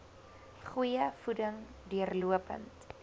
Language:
Afrikaans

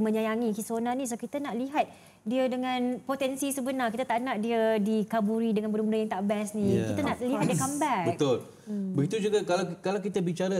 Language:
Malay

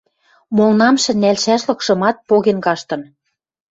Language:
Western Mari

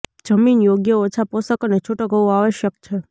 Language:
Gujarati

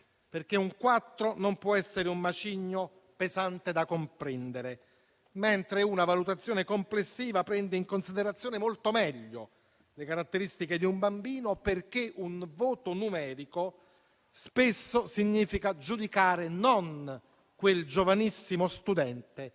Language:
Italian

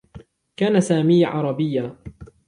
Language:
Arabic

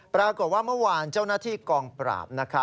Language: Thai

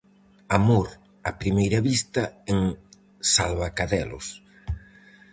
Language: Galician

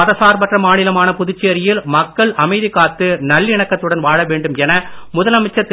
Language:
Tamil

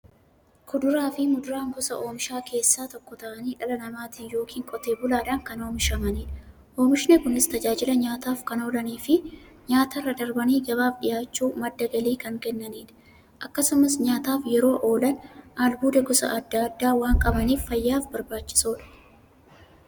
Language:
Oromo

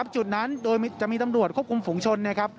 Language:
Thai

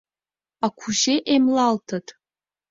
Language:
Mari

